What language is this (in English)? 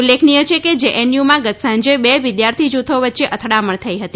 Gujarati